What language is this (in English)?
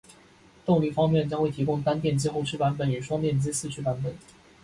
Chinese